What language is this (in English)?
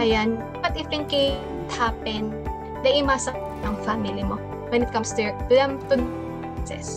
Filipino